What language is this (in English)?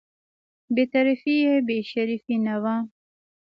Pashto